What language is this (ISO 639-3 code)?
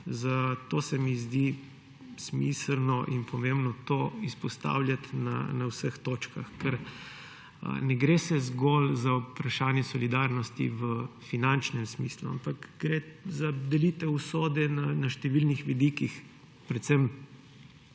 slv